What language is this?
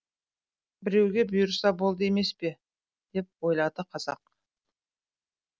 Kazakh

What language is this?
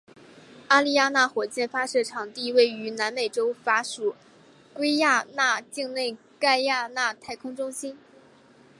Chinese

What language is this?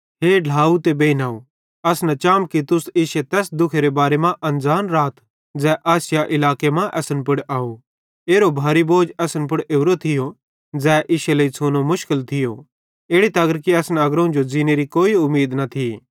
Bhadrawahi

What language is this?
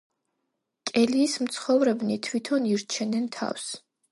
Georgian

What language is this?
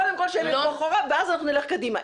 Hebrew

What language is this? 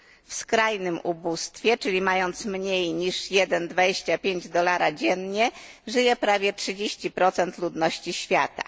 Polish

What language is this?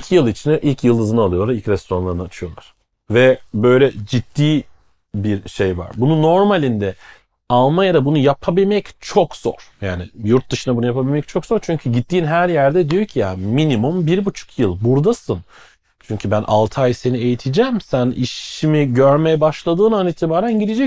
Turkish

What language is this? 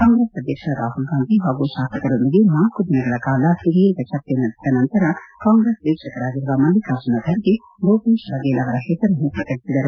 Kannada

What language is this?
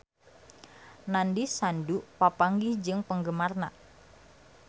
Sundanese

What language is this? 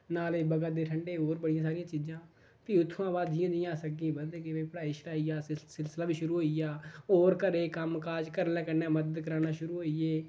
Dogri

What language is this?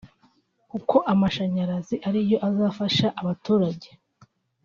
Kinyarwanda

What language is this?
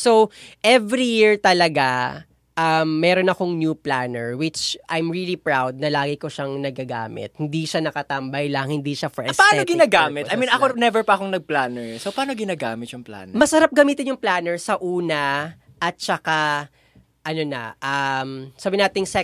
Filipino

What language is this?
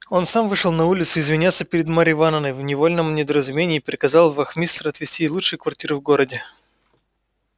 Russian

